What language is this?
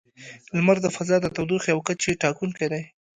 Pashto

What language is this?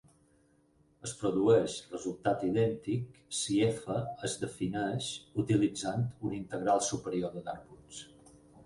Catalan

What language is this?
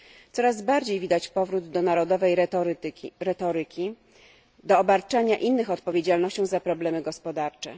Polish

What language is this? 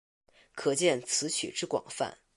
Chinese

